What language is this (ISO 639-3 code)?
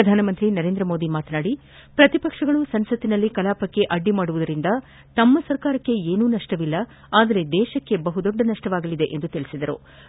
kan